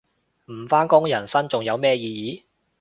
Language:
Cantonese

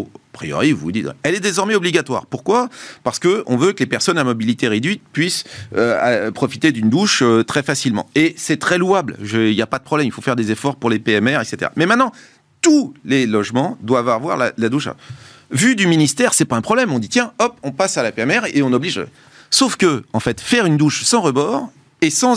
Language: French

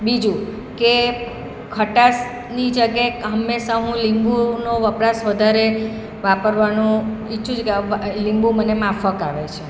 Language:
Gujarati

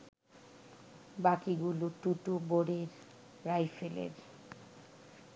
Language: Bangla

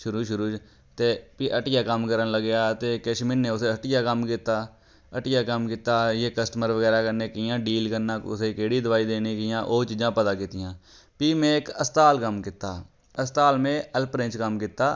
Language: Dogri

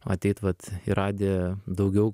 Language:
Lithuanian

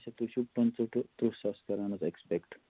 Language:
Kashmiri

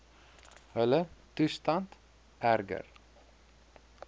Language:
Afrikaans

